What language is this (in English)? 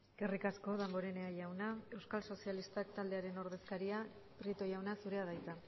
Basque